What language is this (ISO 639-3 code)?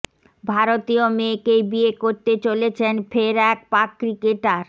ben